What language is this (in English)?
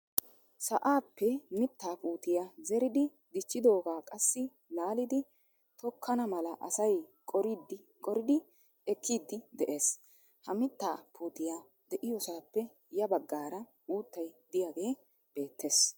Wolaytta